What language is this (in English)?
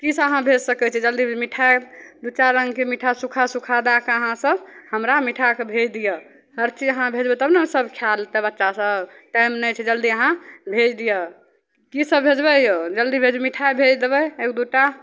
Maithili